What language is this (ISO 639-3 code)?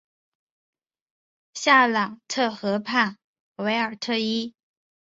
zho